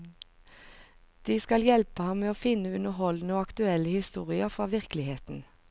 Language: Norwegian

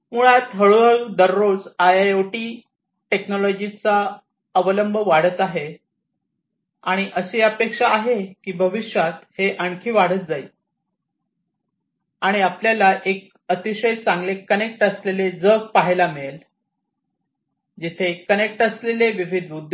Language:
Marathi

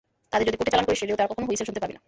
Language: Bangla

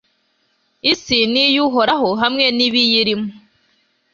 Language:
Kinyarwanda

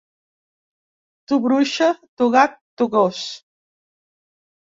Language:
Catalan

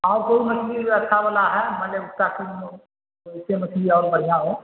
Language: Urdu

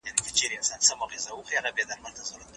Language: Pashto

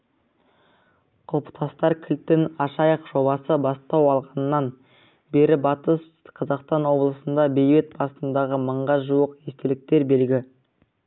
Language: Kazakh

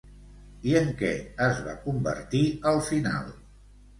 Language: Catalan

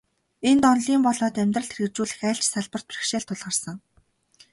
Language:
Mongolian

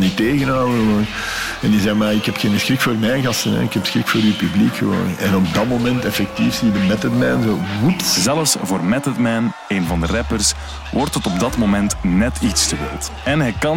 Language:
Dutch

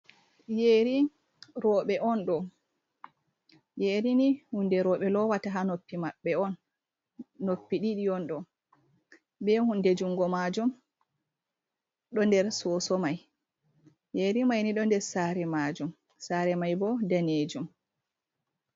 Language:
Fula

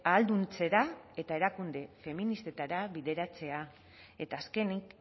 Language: Basque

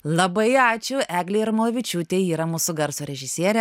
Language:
Lithuanian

